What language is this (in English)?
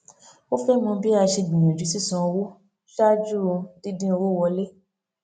Yoruba